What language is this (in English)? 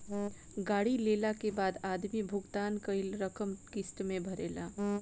Bhojpuri